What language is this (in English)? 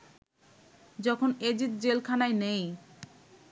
Bangla